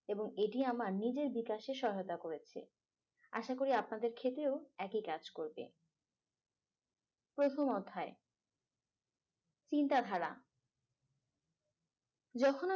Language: Bangla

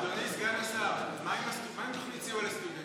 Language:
Hebrew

